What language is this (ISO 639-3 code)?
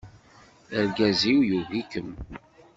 kab